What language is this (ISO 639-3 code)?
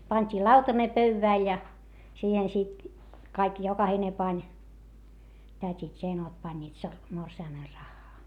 fin